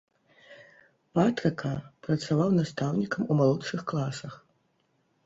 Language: Belarusian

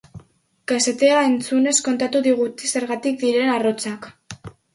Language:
Basque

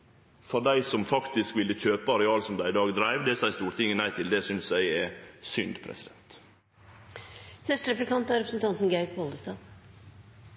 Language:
Norwegian Nynorsk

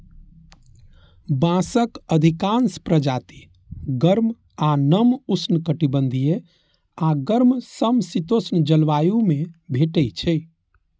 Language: Maithili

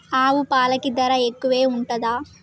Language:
Telugu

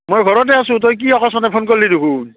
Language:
Assamese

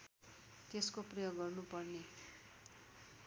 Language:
Nepali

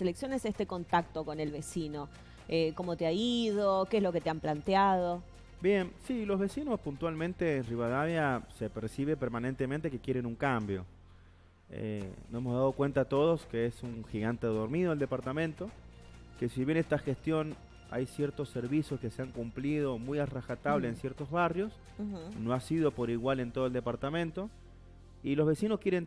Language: Spanish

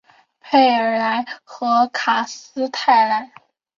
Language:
Chinese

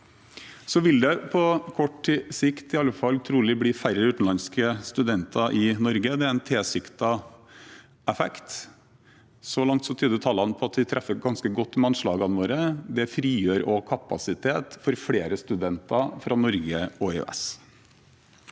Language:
Norwegian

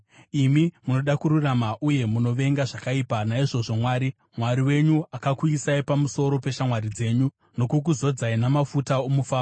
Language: Shona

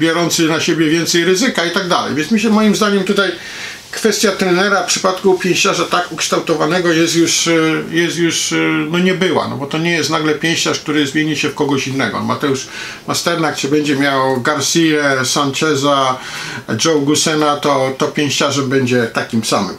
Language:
Polish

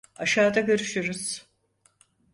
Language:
Turkish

